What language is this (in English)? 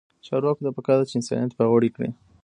Pashto